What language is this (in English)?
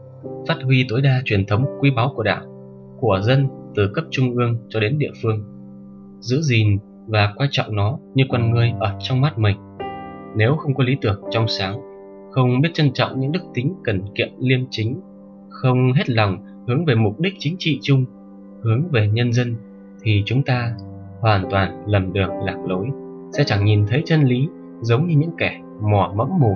Vietnamese